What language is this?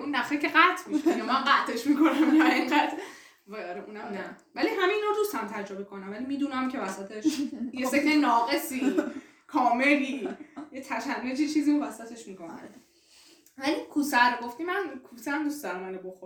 Persian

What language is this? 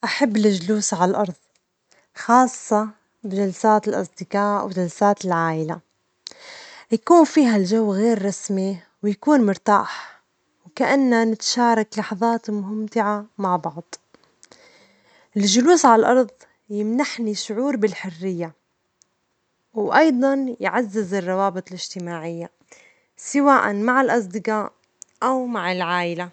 Omani Arabic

